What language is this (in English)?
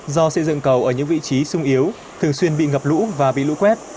Vietnamese